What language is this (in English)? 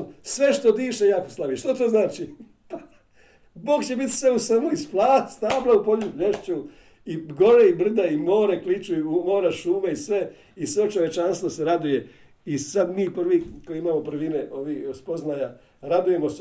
Croatian